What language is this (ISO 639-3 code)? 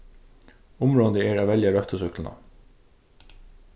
fao